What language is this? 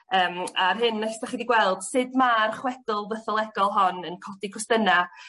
Welsh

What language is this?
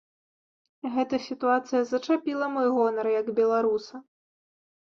Belarusian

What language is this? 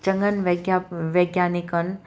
Sindhi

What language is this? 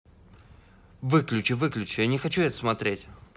Russian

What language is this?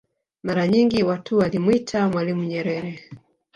Swahili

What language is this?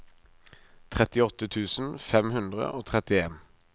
Norwegian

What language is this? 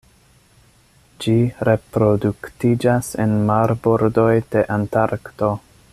Esperanto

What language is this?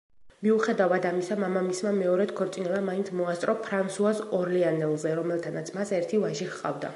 Georgian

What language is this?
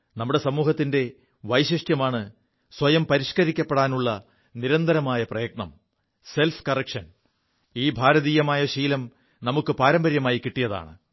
Malayalam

